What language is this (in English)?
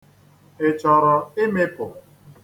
Igbo